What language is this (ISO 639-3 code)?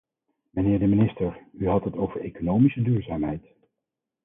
nld